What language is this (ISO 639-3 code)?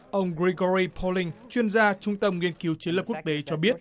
vie